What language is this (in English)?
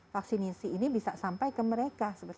Indonesian